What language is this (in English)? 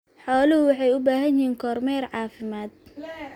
Somali